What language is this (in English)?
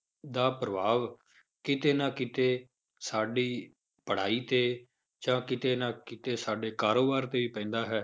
Punjabi